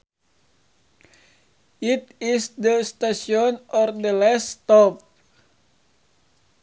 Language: Sundanese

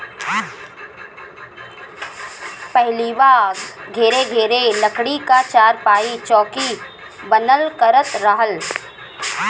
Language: Bhojpuri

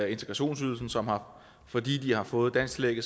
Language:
Danish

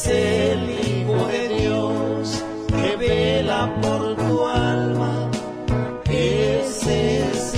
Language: Thai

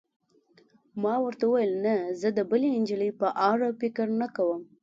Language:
Pashto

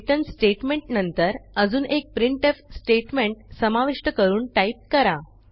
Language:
Marathi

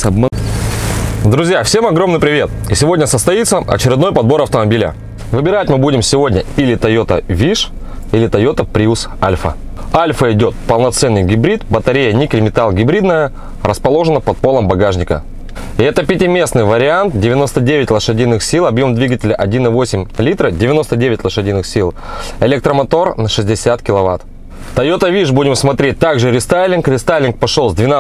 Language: Russian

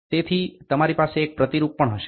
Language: Gujarati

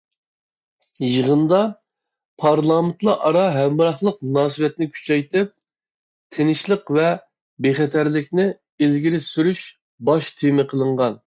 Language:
Uyghur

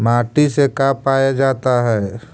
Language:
Magahi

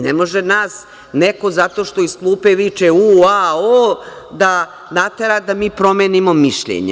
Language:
Serbian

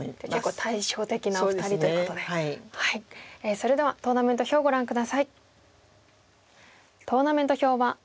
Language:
Japanese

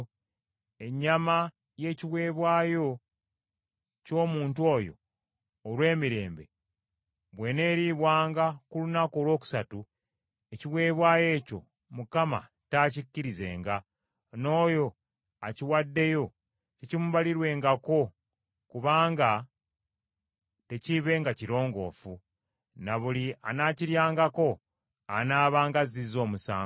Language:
Ganda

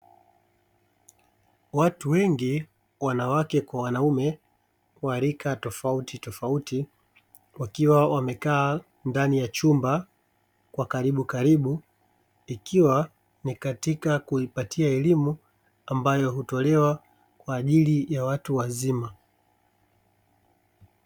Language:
Swahili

